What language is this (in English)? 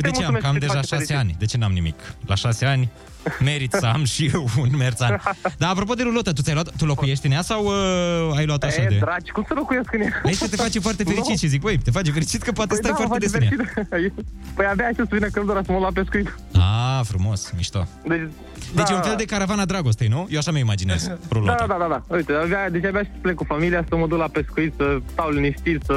Romanian